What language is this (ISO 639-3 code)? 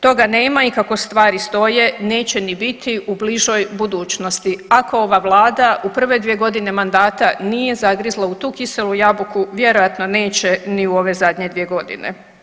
hrv